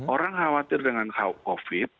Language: Indonesian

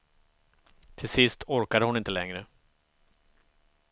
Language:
Swedish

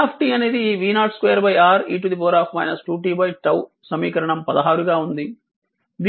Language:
Telugu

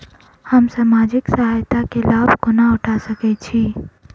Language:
Maithili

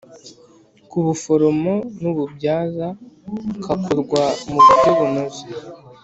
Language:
Kinyarwanda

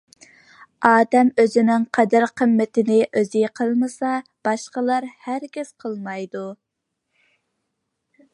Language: Uyghur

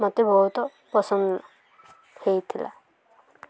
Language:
Odia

